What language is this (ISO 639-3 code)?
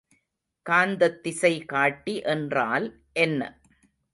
tam